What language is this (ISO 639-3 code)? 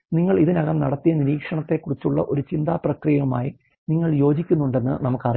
mal